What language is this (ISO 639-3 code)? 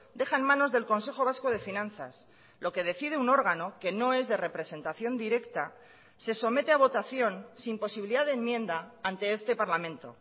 spa